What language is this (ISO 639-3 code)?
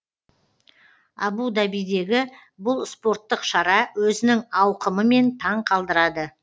kaz